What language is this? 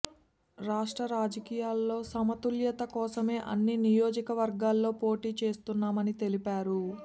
Telugu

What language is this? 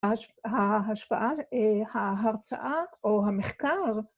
Hebrew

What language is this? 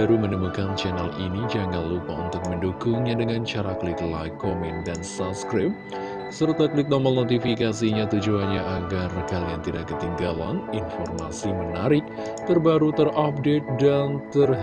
Indonesian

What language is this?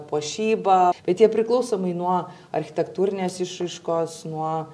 Lithuanian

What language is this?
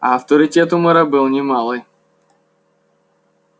Russian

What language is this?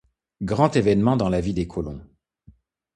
French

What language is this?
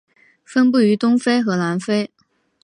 Chinese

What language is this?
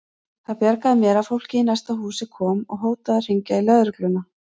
Icelandic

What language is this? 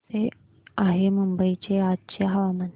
Marathi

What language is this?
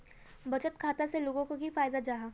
Magahi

